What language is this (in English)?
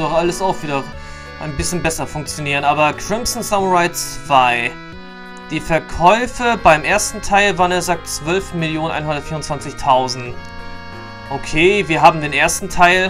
German